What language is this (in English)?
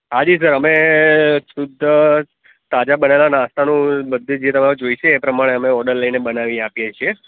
Gujarati